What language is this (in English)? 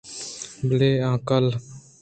Eastern Balochi